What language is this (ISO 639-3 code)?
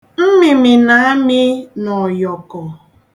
ibo